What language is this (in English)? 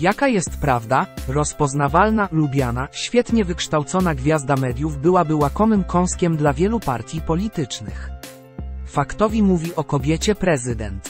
Polish